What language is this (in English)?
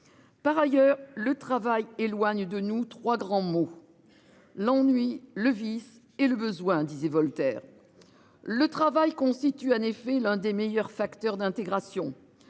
French